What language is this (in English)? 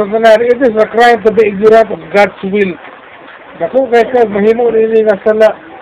Filipino